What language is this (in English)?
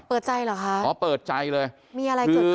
Thai